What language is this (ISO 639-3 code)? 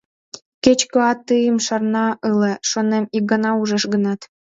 chm